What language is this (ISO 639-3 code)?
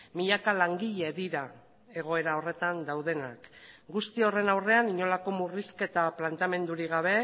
eus